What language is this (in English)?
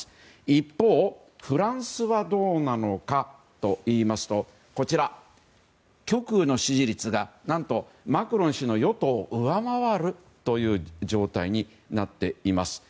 Japanese